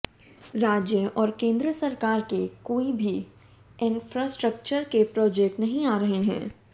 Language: Hindi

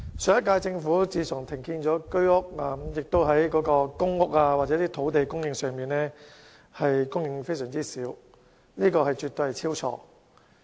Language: Cantonese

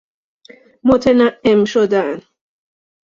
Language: Persian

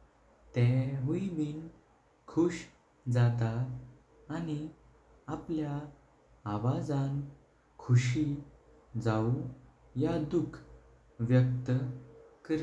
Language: Konkani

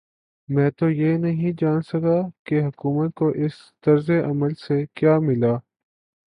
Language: Urdu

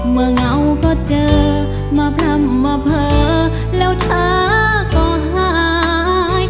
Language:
Thai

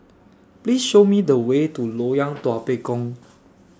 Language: English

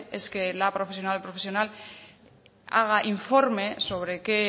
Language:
Spanish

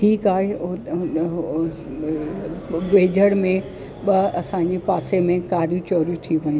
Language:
Sindhi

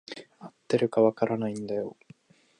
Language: Japanese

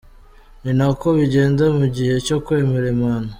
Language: Kinyarwanda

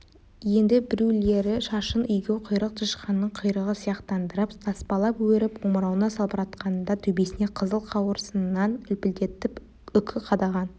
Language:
Kazakh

